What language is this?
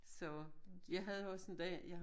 Danish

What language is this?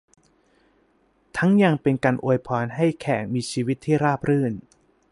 Thai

